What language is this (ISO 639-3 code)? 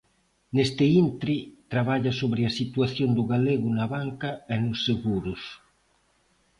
glg